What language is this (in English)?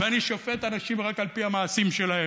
Hebrew